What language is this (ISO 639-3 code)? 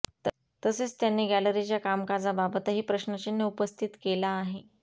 mar